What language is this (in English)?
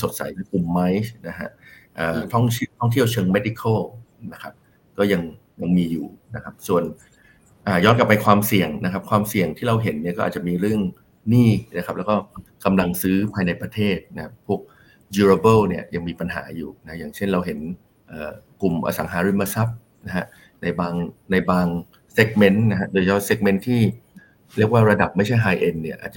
Thai